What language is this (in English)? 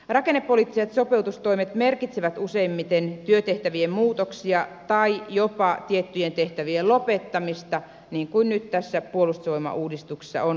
Finnish